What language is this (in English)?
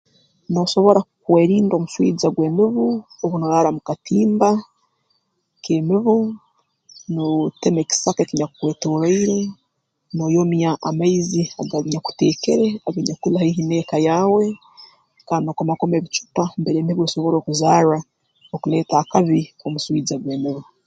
Tooro